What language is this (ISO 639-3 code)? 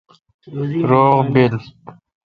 xka